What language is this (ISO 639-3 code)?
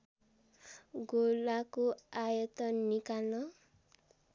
nep